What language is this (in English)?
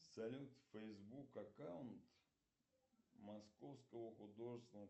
Russian